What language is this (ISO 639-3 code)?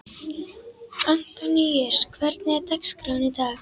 isl